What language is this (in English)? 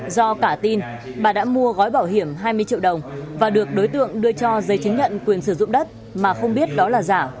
Vietnamese